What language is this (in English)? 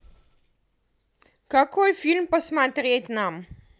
Russian